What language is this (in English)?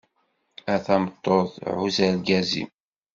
Kabyle